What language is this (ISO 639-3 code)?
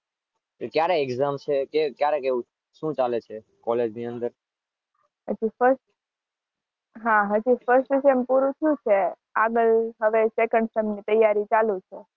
guj